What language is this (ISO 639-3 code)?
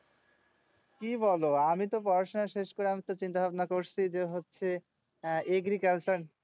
ben